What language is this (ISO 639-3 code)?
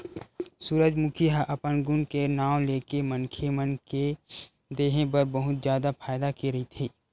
hne